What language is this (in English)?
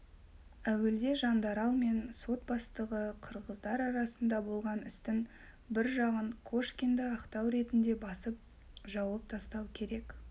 Kazakh